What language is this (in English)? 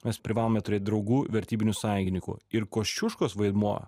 Lithuanian